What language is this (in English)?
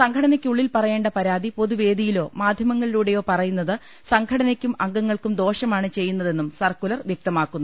Malayalam